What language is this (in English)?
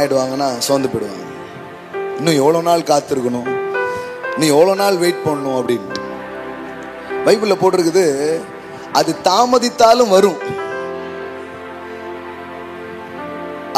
Urdu